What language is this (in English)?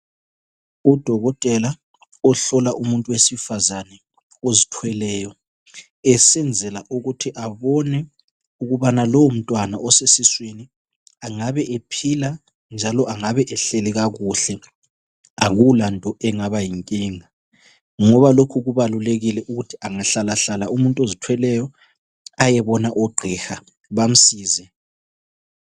North Ndebele